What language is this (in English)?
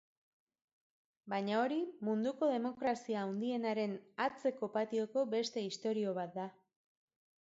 Basque